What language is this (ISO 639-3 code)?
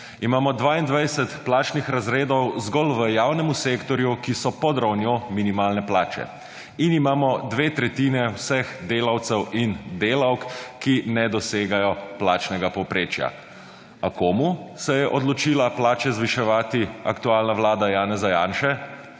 slv